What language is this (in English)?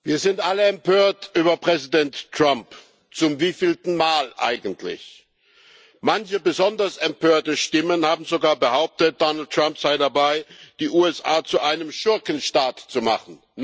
German